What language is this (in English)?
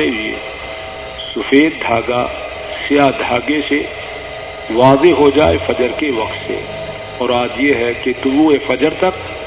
Urdu